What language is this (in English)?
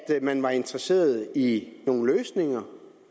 Danish